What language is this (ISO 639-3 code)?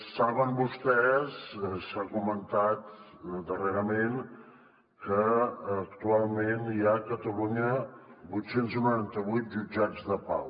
cat